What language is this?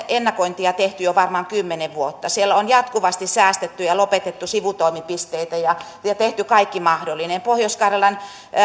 Finnish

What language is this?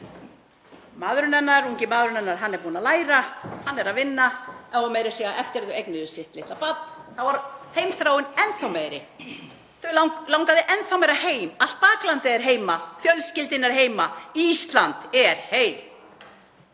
Icelandic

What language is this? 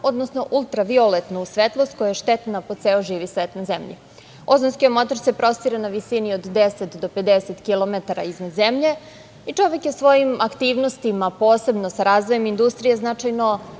Serbian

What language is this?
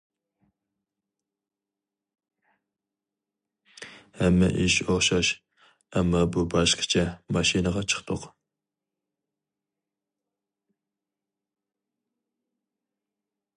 Uyghur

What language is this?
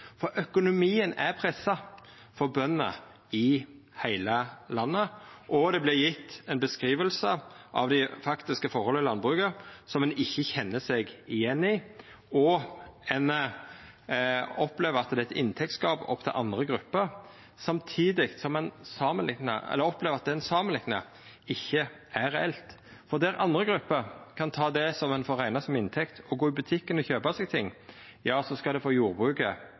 Norwegian Nynorsk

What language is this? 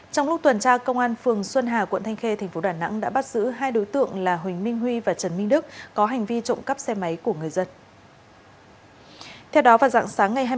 Vietnamese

